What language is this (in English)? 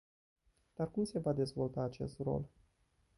Romanian